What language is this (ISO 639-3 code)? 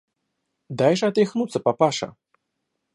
rus